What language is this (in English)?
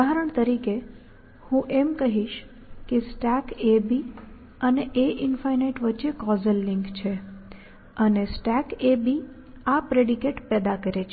Gujarati